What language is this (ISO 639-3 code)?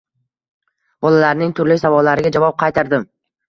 uzb